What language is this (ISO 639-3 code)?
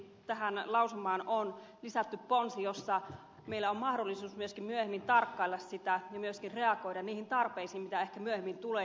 fin